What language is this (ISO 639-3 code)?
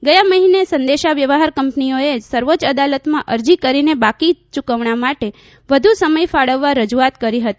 guj